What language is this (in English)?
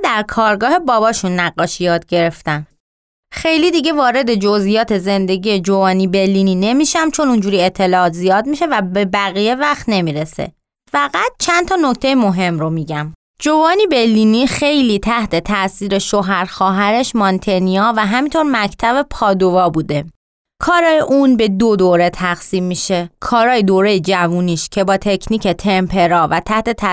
Persian